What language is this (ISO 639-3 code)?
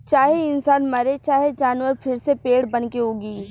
bho